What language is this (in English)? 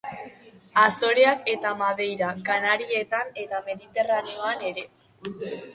Basque